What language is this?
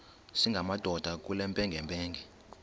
Xhosa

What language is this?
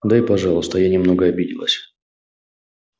Russian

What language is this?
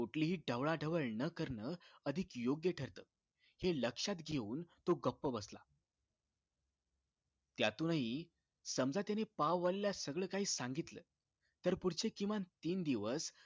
Marathi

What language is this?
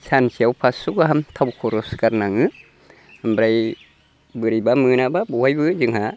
Bodo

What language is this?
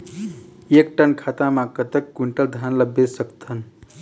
Chhattisgarhi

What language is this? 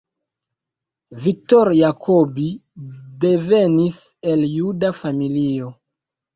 Esperanto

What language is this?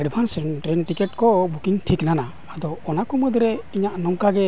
Santali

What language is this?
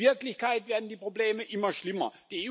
German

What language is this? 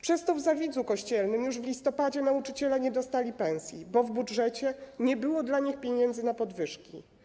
Polish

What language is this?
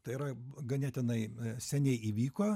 Lithuanian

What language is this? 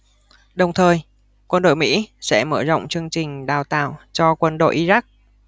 Vietnamese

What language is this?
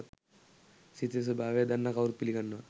Sinhala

